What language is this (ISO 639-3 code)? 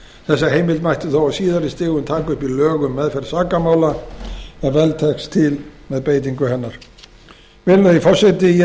isl